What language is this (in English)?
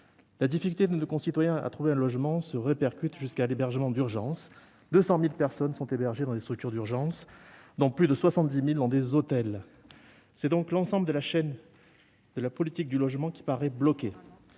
French